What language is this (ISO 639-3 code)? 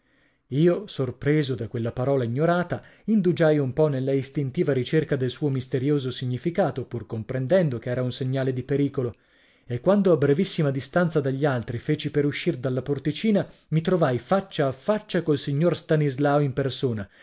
ita